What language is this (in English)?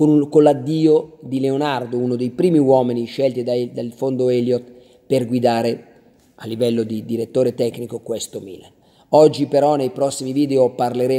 Italian